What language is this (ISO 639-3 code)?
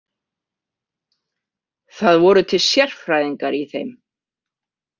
isl